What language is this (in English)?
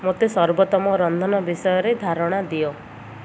Odia